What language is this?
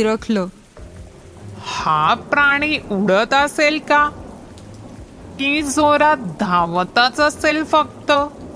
Marathi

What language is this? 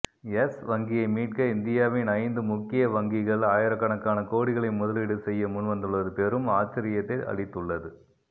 Tamil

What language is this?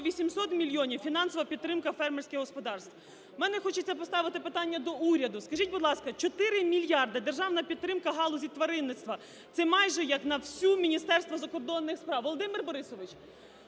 Ukrainian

